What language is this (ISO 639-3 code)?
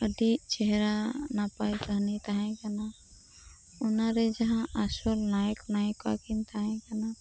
sat